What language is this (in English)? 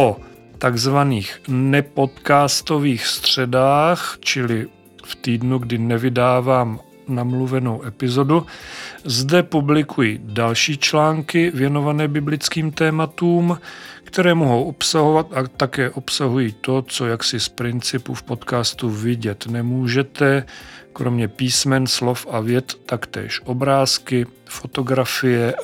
Czech